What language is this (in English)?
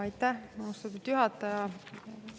Estonian